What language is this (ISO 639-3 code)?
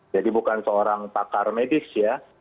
ind